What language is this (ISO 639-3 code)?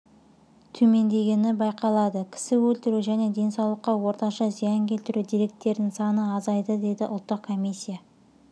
kaz